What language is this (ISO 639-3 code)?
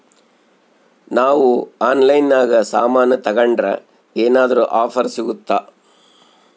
kan